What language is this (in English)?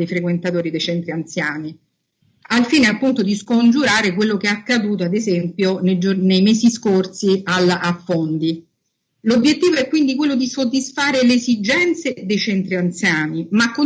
Italian